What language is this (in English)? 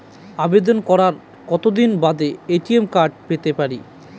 Bangla